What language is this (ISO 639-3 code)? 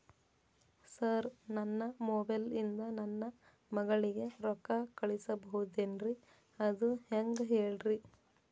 kan